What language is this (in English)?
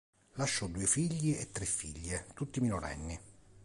Italian